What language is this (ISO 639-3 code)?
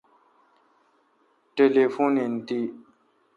xka